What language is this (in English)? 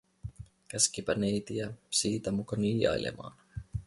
Finnish